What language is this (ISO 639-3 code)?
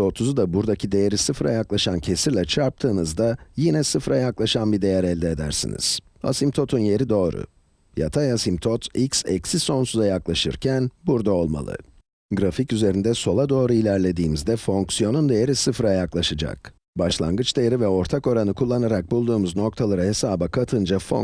tur